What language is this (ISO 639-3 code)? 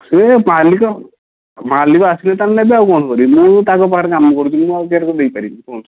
ori